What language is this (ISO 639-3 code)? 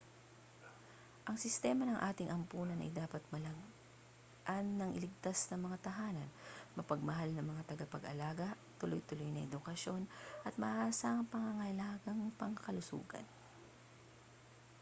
fil